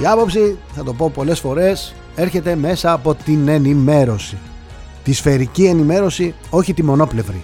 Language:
Greek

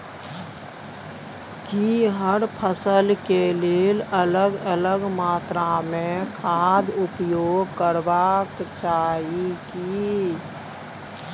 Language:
Maithili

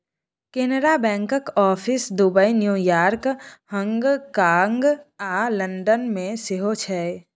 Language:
Maithili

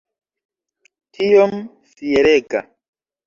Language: Esperanto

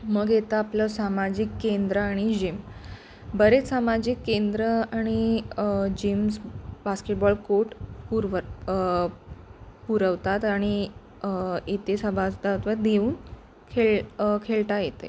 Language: Marathi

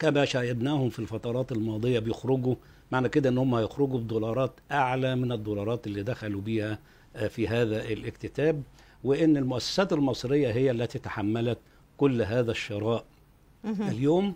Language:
Arabic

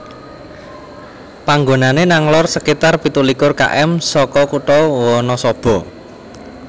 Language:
Javanese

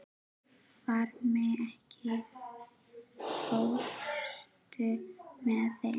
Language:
Icelandic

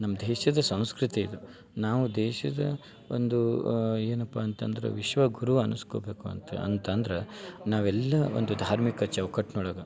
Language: Kannada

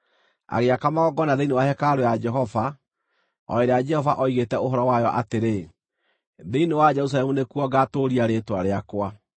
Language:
Kikuyu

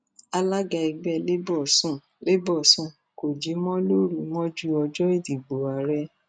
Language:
Yoruba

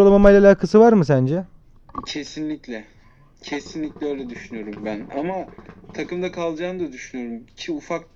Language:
Turkish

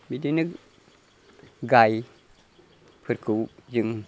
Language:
Bodo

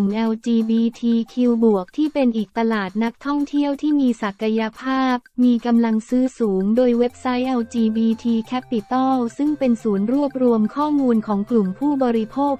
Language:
Thai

